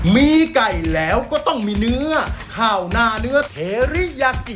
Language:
Thai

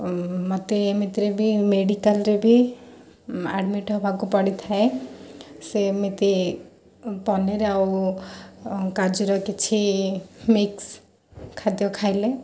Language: Odia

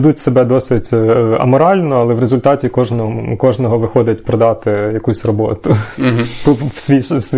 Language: Ukrainian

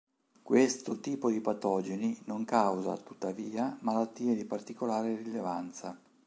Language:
Italian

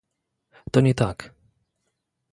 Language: Polish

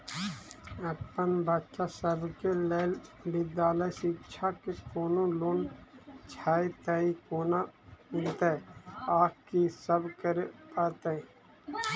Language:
Maithili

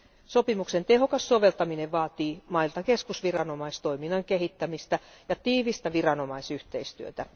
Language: Finnish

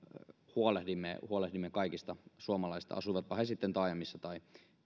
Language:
Finnish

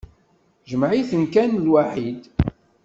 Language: Kabyle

